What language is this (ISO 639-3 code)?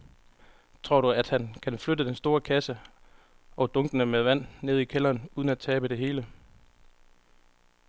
dan